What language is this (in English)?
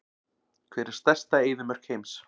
Icelandic